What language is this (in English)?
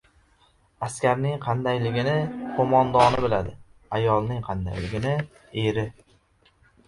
Uzbek